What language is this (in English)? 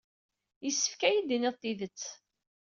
Kabyle